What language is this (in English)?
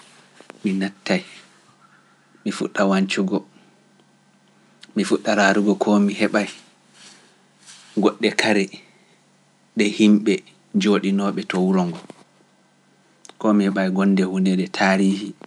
Pular